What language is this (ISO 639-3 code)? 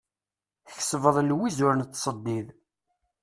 kab